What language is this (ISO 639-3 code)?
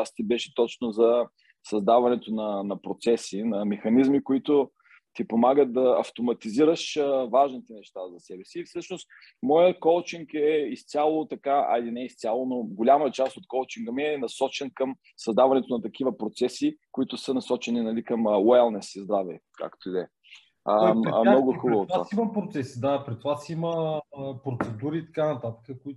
bul